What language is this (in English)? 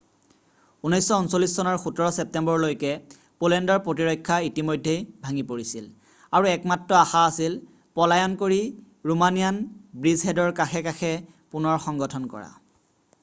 Assamese